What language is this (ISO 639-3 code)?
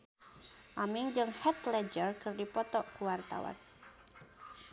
sun